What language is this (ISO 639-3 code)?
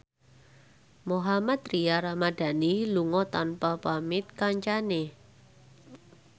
jav